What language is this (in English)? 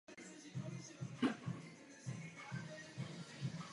Czech